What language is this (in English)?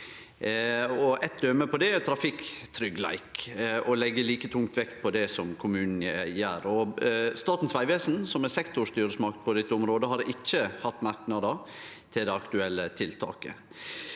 Norwegian